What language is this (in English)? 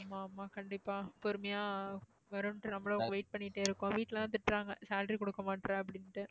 Tamil